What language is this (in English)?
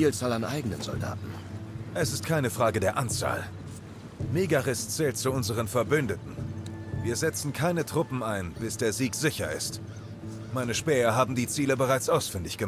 German